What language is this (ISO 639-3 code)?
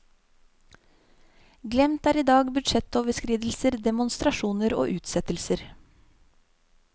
nor